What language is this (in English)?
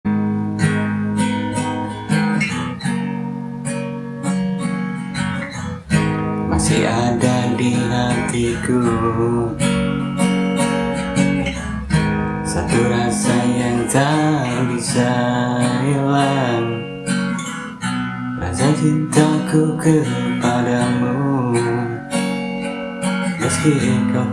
Indonesian